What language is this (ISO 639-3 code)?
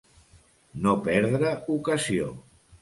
cat